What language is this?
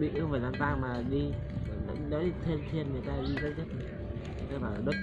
Vietnamese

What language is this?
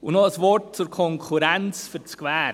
Swiss German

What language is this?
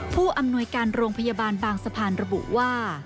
Thai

